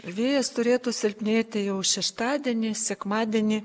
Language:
Lithuanian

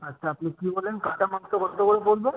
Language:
Bangla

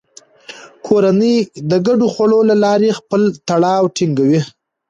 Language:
Pashto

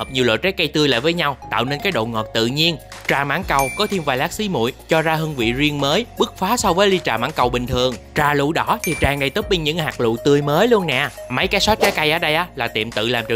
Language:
Vietnamese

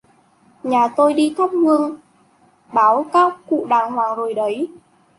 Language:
Vietnamese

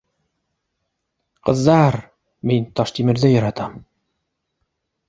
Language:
Bashkir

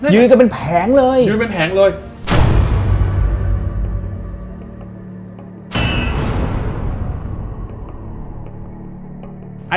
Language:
Thai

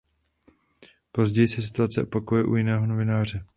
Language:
Czech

